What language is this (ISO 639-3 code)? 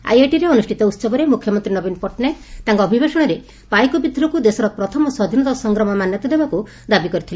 ori